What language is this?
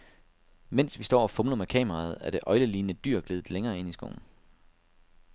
Danish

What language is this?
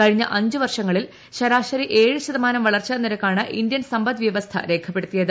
Malayalam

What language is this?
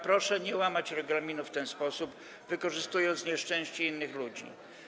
Polish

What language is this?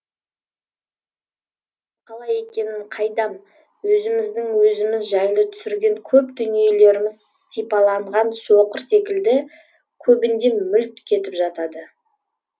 Kazakh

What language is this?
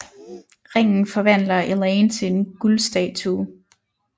Danish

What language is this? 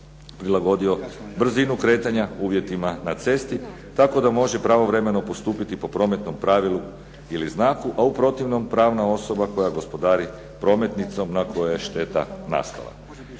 Croatian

